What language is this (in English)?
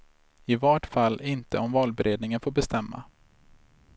Swedish